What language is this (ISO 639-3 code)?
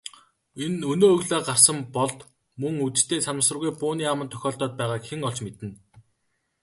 mon